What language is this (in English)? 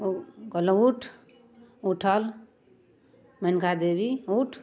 Maithili